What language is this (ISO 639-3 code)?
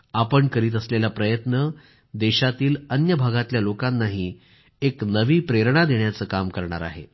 mar